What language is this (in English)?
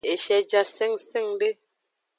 Aja (Benin)